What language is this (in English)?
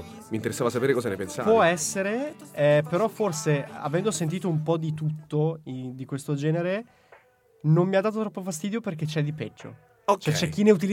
Italian